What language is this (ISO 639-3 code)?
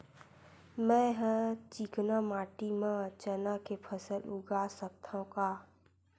hne